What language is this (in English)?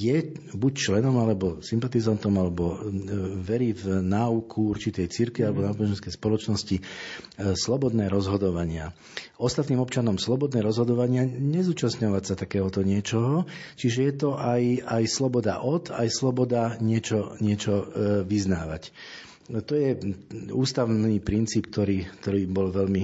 Slovak